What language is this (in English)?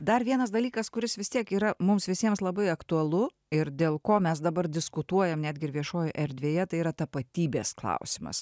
Lithuanian